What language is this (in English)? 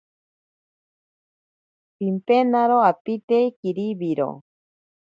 Ashéninka Perené